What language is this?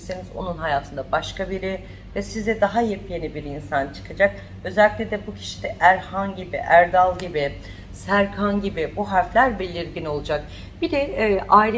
Turkish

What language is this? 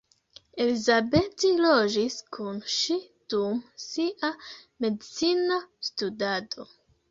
Esperanto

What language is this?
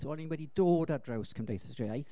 Welsh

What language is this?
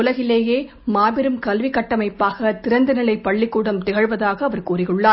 Tamil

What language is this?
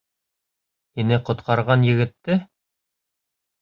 Bashkir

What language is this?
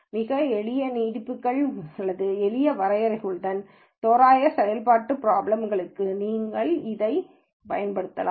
Tamil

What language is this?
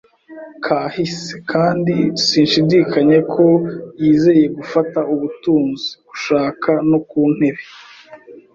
Kinyarwanda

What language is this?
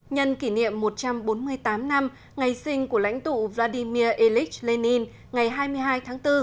Vietnamese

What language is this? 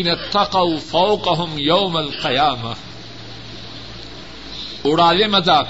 Urdu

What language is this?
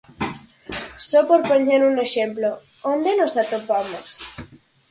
Galician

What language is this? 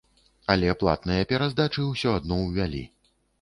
Belarusian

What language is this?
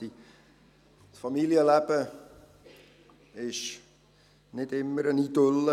Swiss German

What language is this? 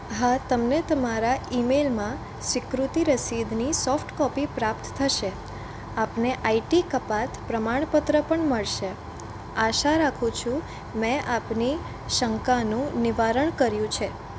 Gujarati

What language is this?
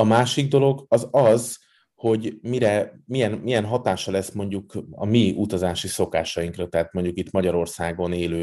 Hungarian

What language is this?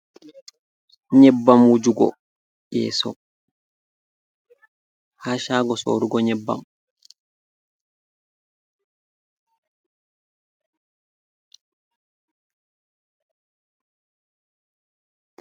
Fula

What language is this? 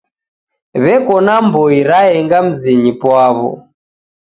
Taita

